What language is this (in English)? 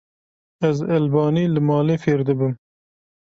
Kurdish